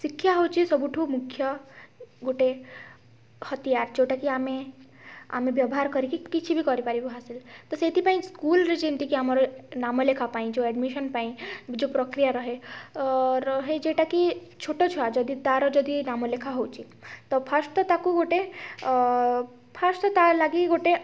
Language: Odia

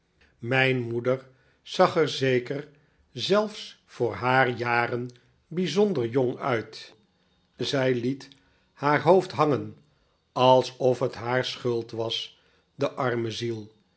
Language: Dutch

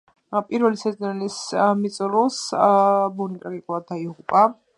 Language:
Georgian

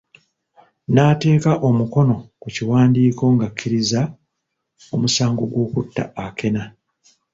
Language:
Ganda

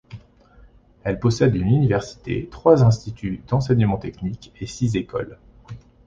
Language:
French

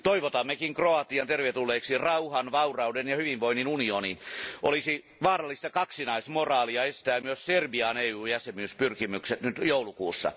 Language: Finnish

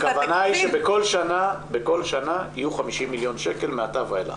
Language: Hebrew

